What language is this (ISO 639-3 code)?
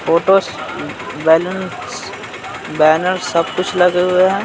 hin